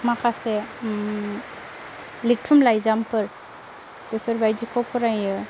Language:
Bodo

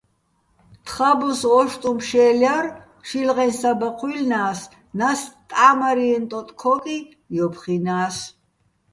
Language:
Bats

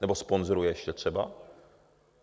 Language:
Czech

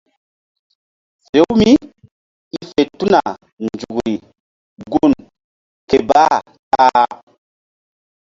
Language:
Mbum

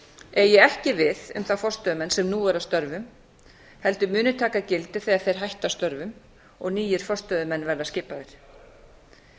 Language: Icelandic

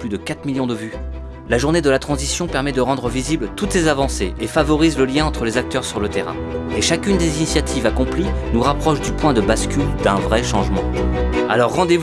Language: French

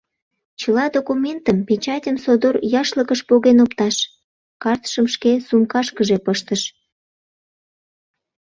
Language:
Mari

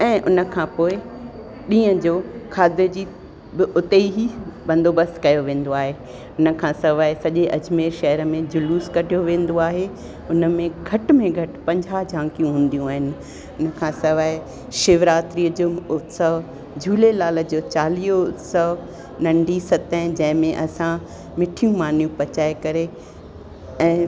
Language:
Sindhi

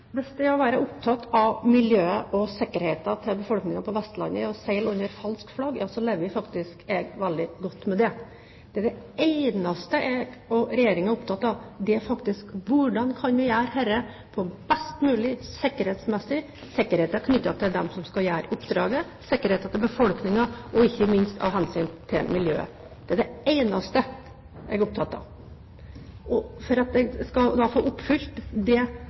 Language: Norwegian Bokmål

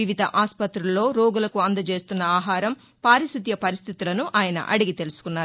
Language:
Telugu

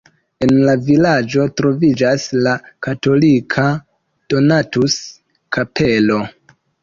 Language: Esperanto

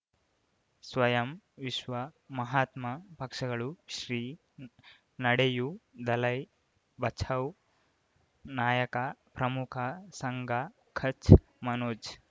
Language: Kannada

